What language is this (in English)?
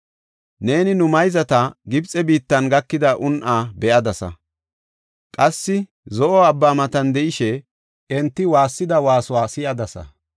Gofa